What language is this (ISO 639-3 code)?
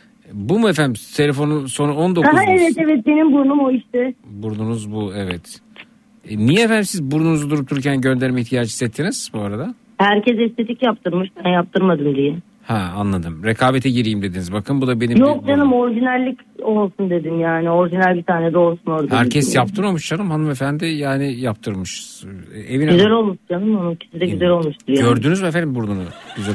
tur